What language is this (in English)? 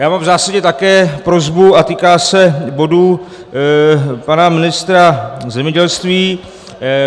Czech